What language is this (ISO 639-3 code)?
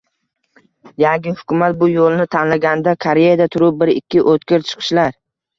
uzb